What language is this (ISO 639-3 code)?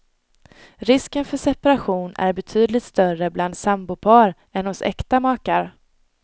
swe